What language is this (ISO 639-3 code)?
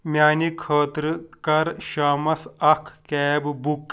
kas